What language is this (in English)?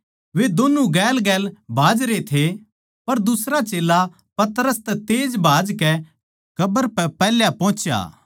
Haryanvi